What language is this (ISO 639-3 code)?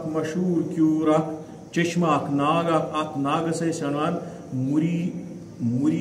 tur